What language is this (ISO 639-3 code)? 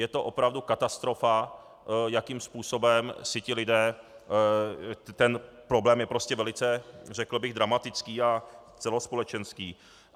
ces